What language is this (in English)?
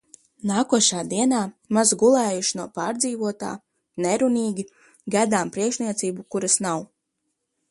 Latvian